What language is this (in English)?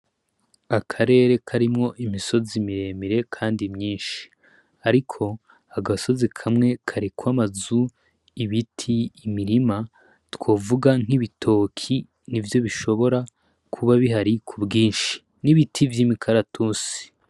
Rundi